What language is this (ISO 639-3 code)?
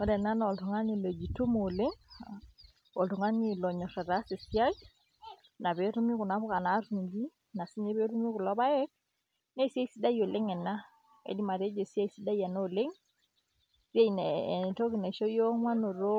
mas